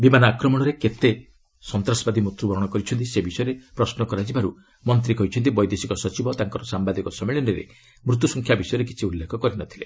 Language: Odia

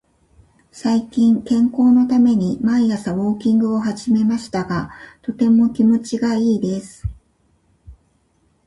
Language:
Japanese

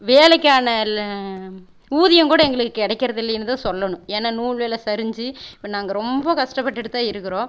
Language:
Tamil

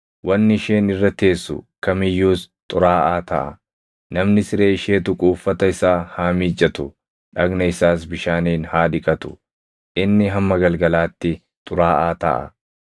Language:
Oromo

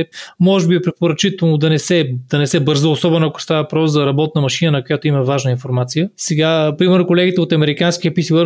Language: Bulgarian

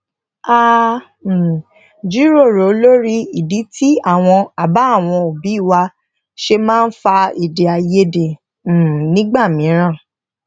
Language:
Yoruba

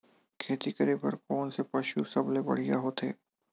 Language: Chhattisgarhi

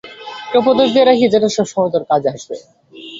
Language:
Bangla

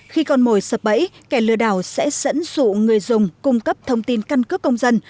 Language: Vietnamese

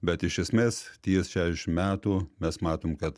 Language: Lithuanian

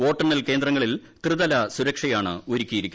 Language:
Malayalam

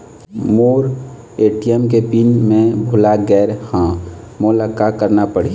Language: Chhattisgarhi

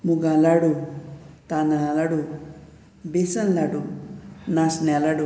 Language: Konkani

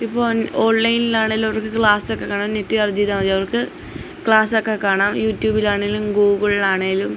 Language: Malayalam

